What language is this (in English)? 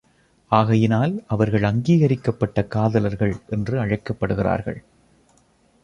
Tamil